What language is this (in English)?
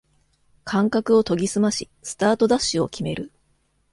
Japanese